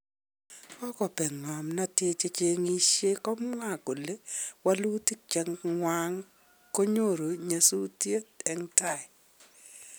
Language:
Kalenjin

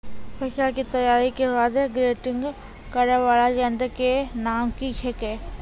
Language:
Maithili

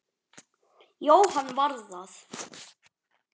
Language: Icelandic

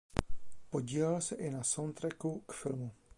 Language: Czech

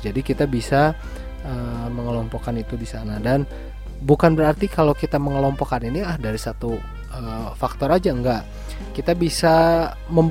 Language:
Indonesian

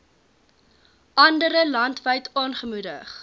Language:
Afrikaans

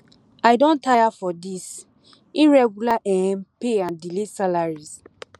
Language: Nigerian Pidgin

